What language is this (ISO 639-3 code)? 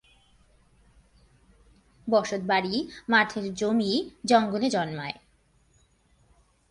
ben